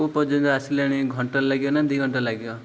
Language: Odia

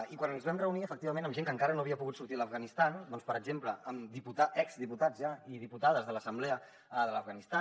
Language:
Catalan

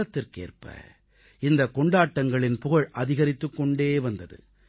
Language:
Tamil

